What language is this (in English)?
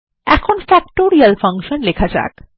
Bangla